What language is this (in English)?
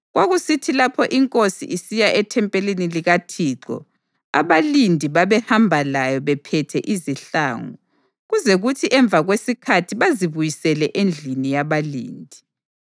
North Ndebele